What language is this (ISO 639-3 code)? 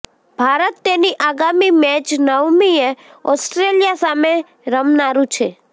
guj